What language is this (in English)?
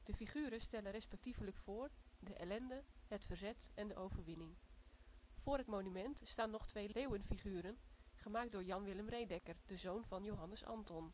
Dutch